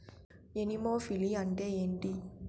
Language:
Telugu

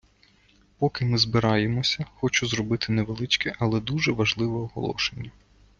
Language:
Ukrainian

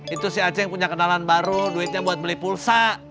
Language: Indonesian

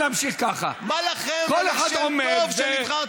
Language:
Hebrew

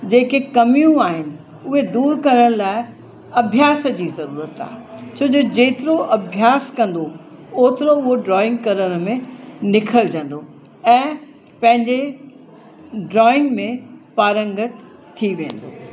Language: Sindhi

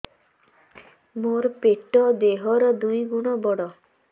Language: Odia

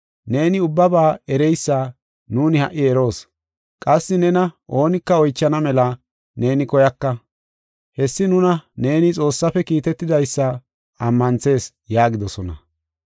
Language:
Gofa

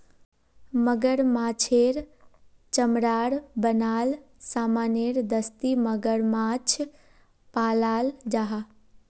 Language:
Magahi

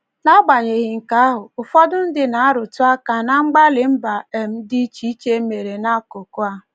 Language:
Igbo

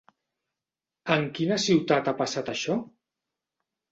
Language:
Catalan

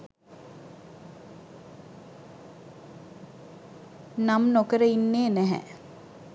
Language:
Sinhala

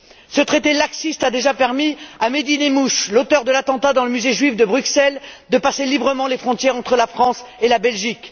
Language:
French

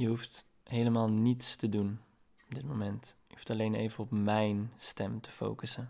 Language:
Dutch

